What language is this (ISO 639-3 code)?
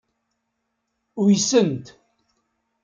kab